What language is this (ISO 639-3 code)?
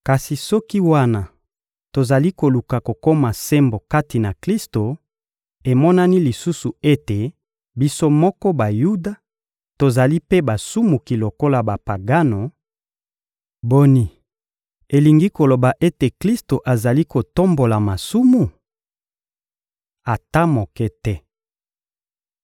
lin